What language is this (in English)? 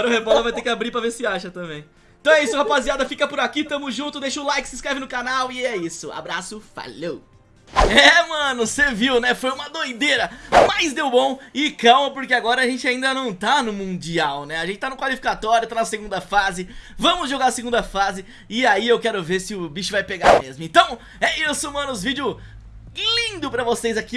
Portuguese